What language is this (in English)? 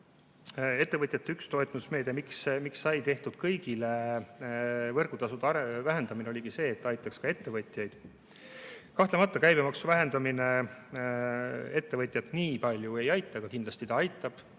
Estonian